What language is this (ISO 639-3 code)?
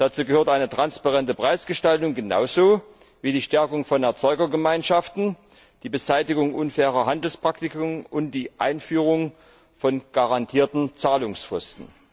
deu